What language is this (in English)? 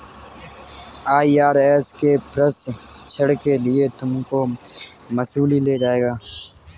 Hindi